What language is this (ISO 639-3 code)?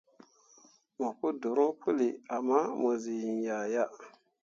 mua